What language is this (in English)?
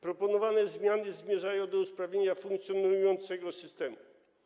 Polish